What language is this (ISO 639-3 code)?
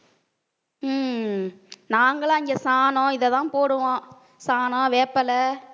tam